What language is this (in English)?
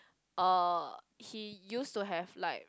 English